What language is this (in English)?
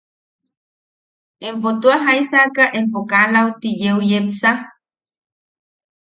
Yaqui